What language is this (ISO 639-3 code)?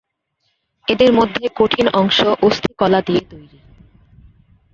ben